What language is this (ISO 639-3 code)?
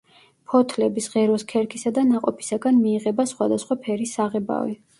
kat